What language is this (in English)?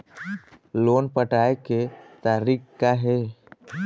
Chhattisgarhi